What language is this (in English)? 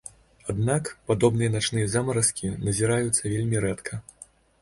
Belarusian